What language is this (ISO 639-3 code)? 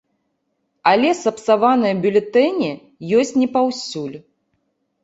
bel